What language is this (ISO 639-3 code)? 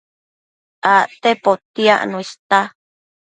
mcf